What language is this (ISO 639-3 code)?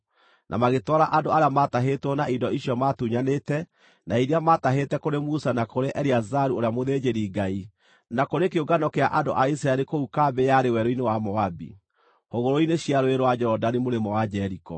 kik